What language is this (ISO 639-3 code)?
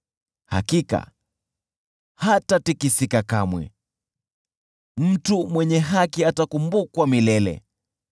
swa